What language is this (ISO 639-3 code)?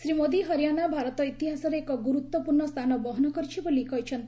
ori